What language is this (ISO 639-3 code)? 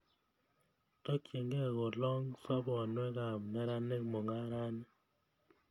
kln